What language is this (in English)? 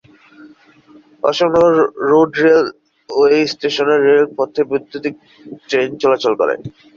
Bangla